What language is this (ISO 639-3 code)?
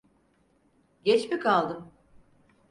tur